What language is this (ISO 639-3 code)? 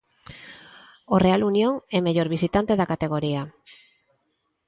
glg